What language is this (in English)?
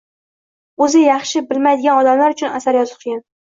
Uzbek